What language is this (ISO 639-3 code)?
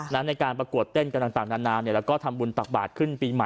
tha